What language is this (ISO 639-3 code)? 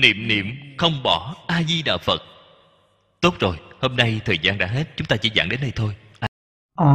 vie